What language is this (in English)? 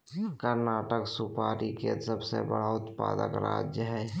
Magahi